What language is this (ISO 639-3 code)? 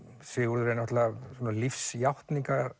isl